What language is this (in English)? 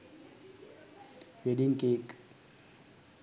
Sinhala